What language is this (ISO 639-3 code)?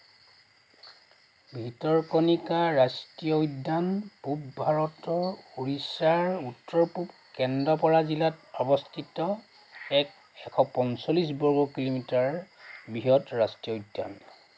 asm